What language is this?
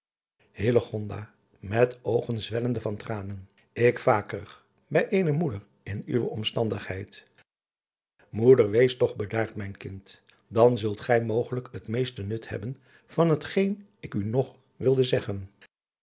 Dutch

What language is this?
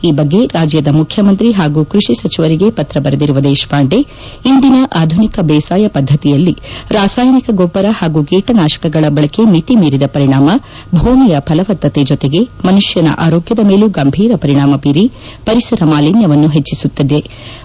Kannada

